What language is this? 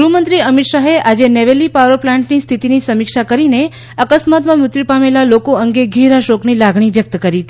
Gujarati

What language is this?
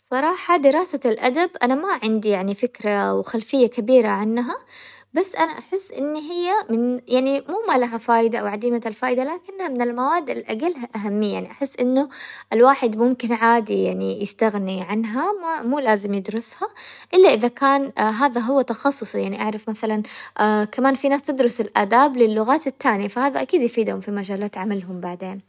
Hijazi Arabic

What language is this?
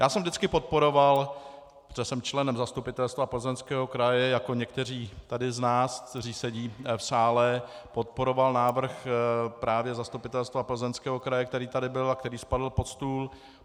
Czech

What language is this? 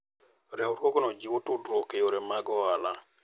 Luo (Kenya and Tanzania)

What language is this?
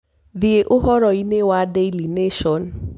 Kikuyu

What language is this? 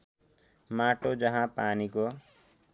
Nepali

